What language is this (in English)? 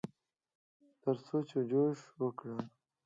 Pashto